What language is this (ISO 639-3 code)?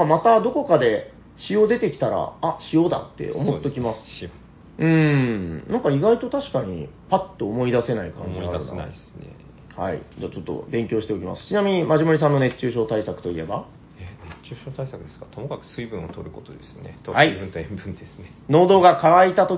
jpn